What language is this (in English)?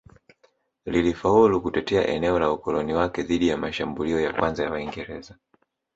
Swahili